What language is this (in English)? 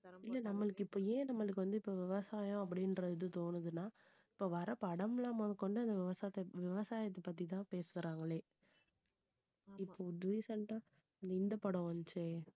Tamil